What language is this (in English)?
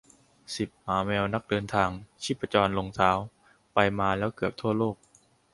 Thai